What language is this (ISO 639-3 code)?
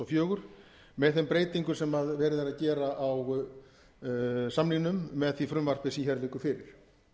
isl